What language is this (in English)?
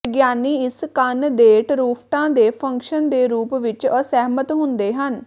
Punjabi